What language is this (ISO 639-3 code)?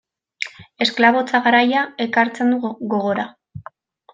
eus